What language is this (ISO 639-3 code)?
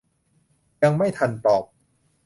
tha